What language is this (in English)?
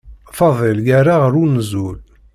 Kabyle